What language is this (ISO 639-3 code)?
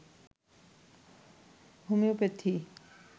ben